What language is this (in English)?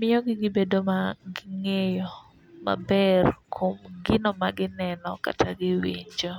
Luo (Kenya and Tanzania)